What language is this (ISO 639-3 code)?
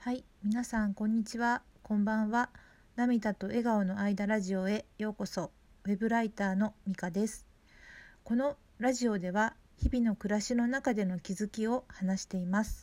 jpn